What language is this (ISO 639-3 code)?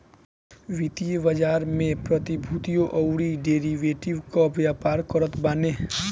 bho